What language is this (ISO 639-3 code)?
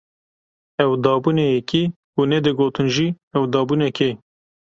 kur